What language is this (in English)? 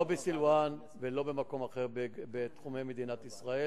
Hebrew